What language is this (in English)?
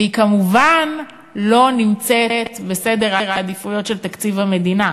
Hebrew